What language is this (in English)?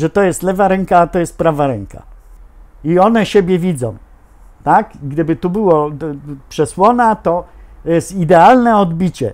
Polish